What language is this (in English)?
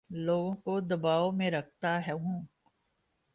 Urdu